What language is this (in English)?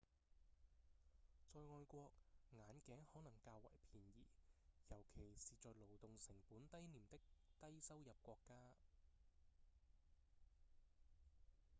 Cantonese